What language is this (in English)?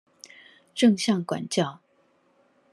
Chinese